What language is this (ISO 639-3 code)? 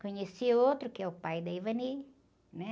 por